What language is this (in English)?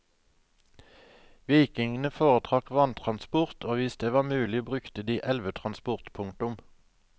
Norwegian